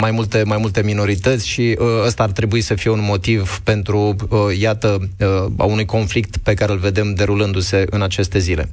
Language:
Romanian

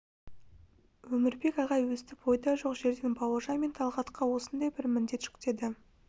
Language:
Kazakh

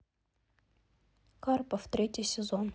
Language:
Russian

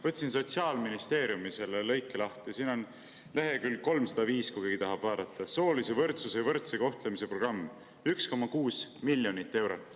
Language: Estonian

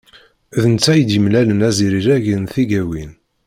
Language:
Kabyle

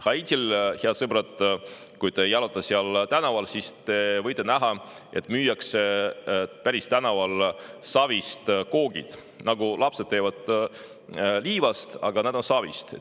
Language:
Estonian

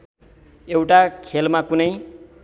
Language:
Nepali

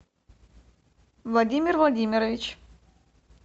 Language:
Russian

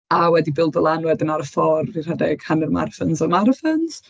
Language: Welsh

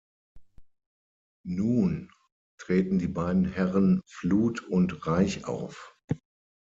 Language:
German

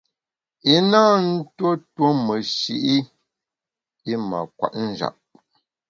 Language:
Bamun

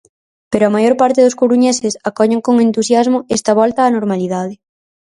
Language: Galician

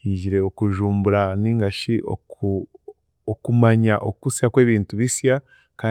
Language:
Chiga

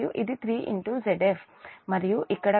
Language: Telugu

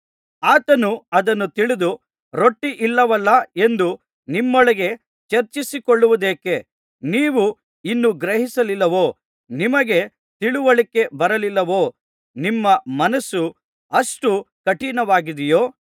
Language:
Kannada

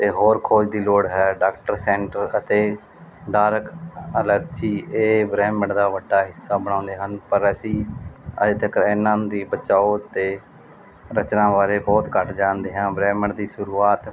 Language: Punjabi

